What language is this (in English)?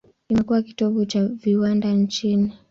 Swahili